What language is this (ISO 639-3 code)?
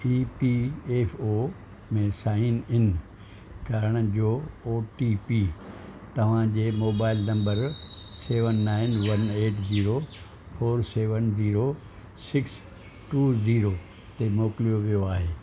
snd